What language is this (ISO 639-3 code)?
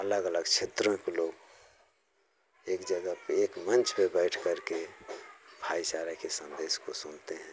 hin